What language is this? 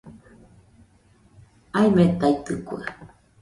Nüpode Huitoto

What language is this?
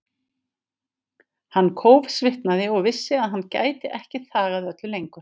Icelandic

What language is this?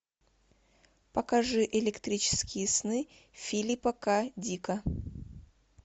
Russian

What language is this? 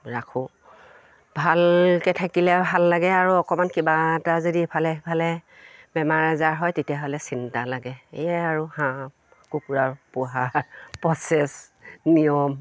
Assamese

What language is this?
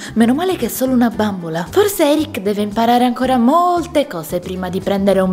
Italian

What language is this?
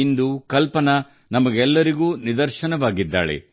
Kannada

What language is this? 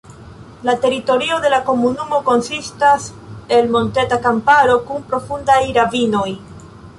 Esperanto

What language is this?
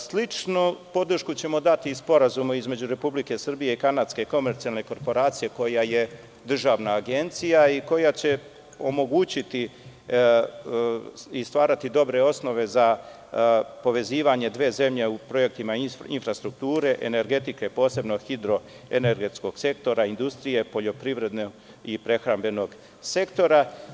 Serbian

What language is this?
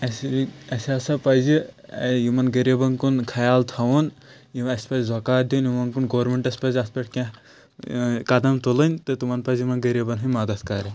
Kashmiri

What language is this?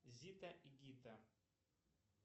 Russian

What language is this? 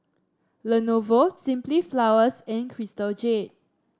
English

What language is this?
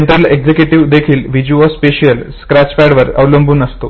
Marathi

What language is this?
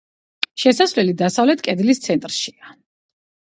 Georgian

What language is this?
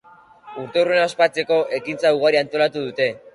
Basque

